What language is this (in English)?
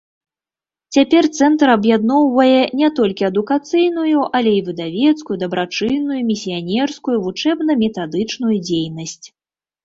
Belarusian